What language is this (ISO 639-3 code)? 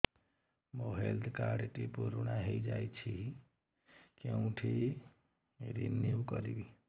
ori